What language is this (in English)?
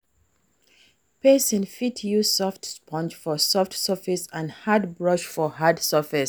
Nigerian Pidgin